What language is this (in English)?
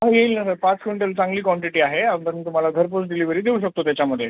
Marathi